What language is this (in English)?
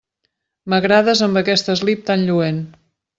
Catalan